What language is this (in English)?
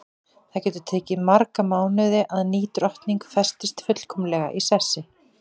Icelandic